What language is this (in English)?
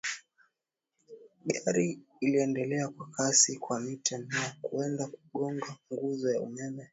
Swahili